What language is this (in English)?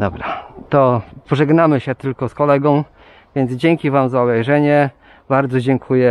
Polish